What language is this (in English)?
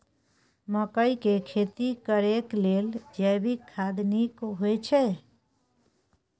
Maithili